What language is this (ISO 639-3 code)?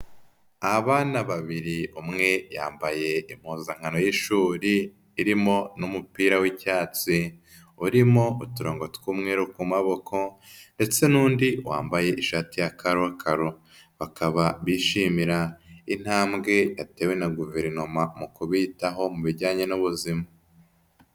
kin